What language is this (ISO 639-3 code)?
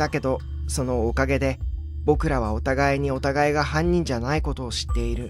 jpn